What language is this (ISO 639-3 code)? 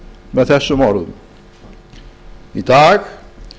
isl